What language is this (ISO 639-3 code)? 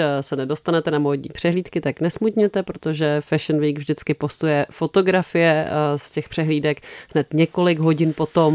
ces